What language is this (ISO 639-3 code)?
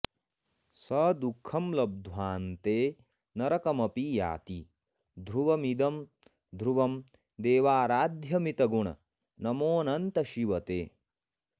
san